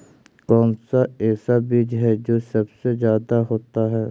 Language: Magahi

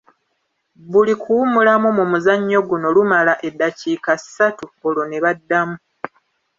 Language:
Ganda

